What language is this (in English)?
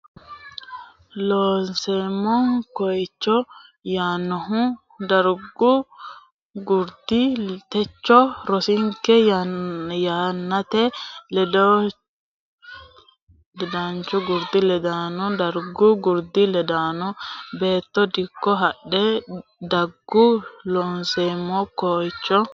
Sidamo